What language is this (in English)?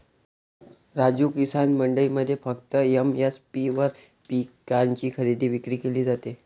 Marathi